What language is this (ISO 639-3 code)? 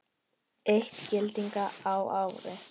isl